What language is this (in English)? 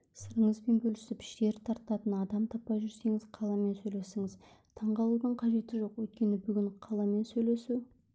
Kazakh